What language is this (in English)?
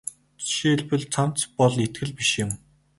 Mongolian